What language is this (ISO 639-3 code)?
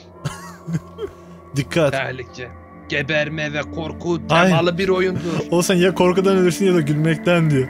tur